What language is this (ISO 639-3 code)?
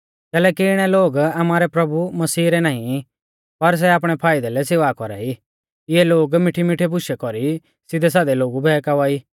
bfz